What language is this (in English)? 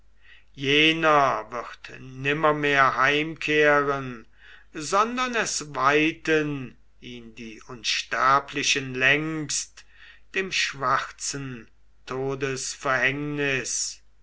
German